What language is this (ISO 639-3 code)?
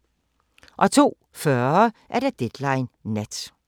dan